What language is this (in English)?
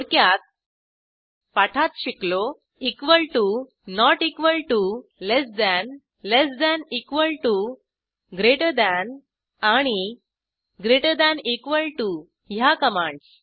Marathi